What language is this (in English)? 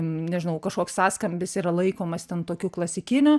Lithuanian